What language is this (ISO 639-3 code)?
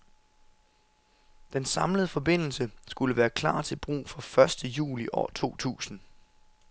dan